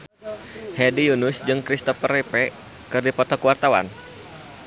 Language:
Sundanese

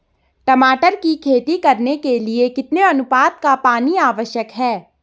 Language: Hindi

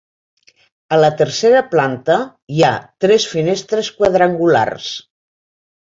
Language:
Catalan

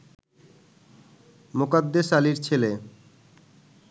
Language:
Bangla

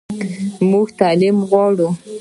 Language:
Pashto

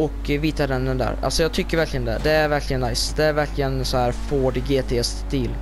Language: Swedish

